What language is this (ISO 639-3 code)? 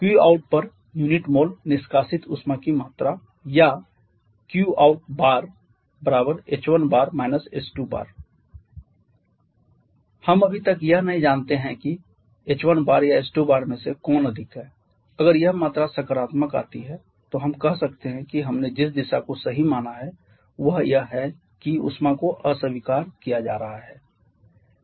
hin